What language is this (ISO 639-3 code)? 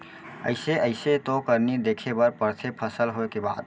hne